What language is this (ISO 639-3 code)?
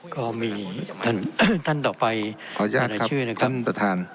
tha